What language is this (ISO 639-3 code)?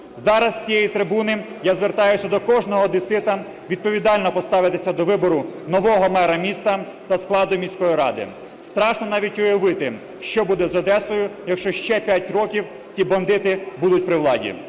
ukr